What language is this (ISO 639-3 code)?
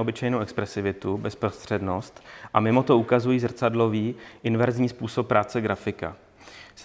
ces